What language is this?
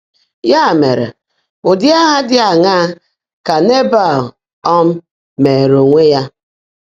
Igbo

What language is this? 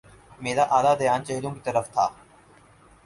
Urdu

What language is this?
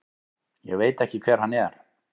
Icelandic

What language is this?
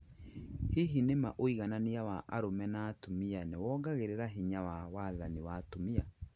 Kikuyu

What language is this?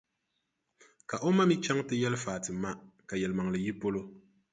Dagbani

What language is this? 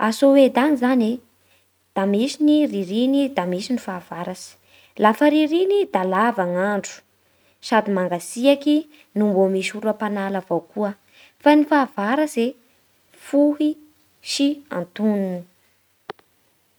Bara Malagasy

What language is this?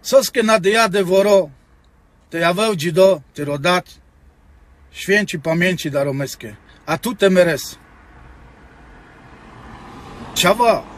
Romanian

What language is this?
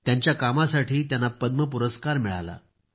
Marathi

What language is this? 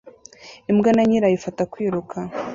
Kinyarwanda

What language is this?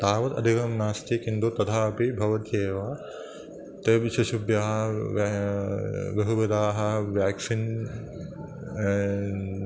Sanskrit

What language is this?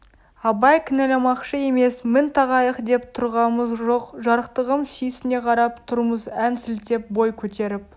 Kazakh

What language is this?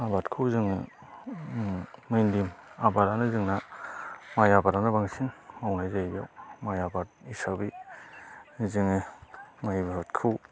Bodo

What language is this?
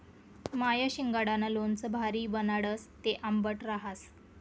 Marathi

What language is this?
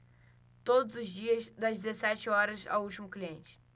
Portuguese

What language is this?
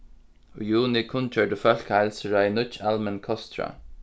Faroese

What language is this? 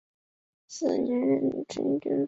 Chinese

